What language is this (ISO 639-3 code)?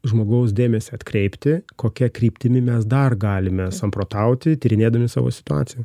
lit